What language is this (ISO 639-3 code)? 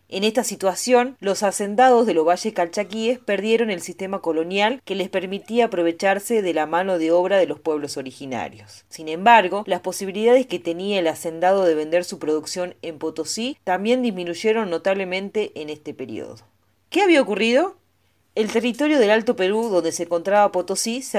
spa